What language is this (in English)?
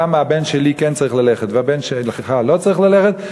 Hebrew